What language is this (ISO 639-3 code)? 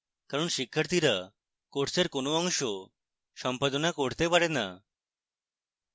ben